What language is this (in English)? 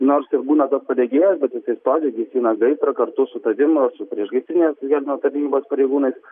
Lithuanian